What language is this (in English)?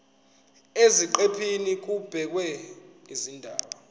Zulu